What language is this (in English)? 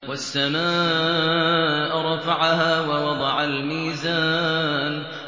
Arabic